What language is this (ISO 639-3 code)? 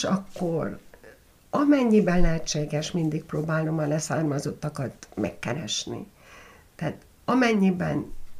hun